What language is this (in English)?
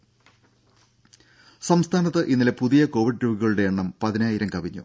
Malayalam